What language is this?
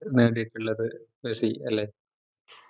Malayalam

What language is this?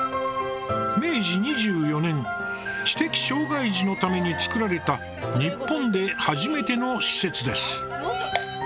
Japanese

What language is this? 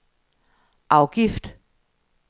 Danish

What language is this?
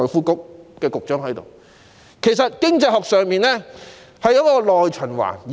Cantonese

